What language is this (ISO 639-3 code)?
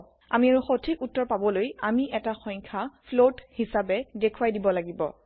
asm